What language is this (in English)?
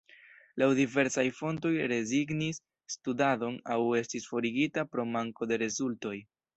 Esperanto